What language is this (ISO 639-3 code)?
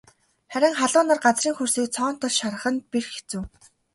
mon